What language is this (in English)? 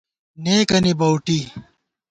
Gawar-Bati